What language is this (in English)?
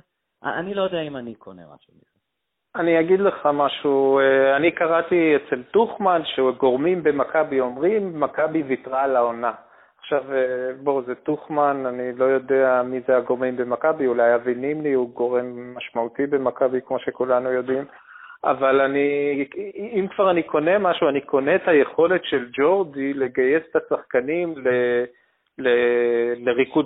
Hebrew